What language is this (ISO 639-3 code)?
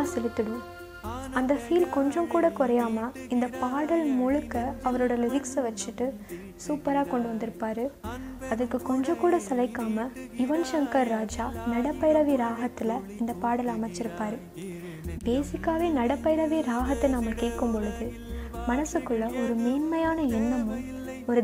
tam